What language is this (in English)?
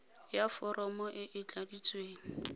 Tswana